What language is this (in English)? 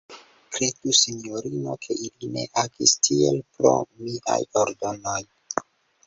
Esperanto